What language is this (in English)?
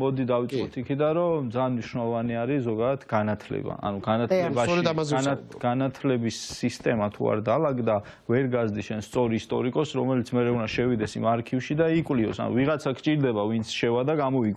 Romanian